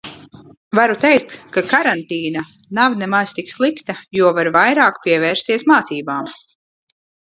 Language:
Latvian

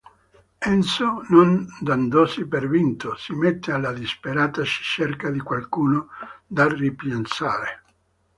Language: Italian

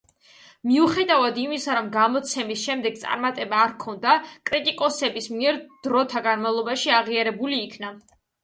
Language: Georgian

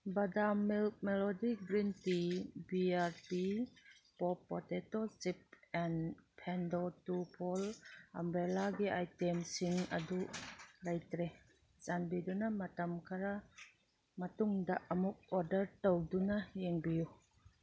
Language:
Manipuri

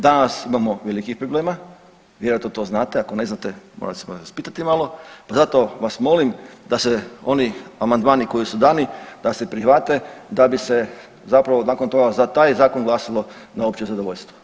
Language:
Croatian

